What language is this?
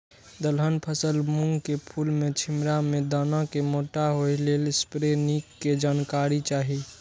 Maithili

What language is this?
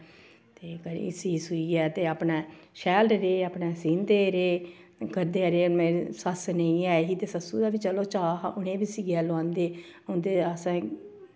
Dogri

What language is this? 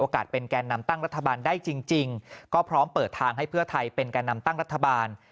Thai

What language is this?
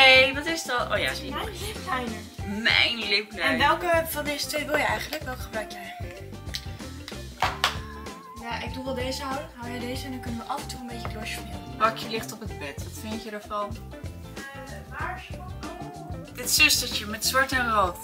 Dutch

